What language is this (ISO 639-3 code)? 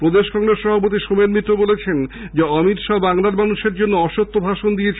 ben